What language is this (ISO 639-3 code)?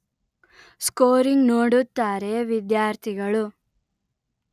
kan